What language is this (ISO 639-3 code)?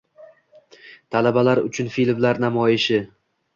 uzb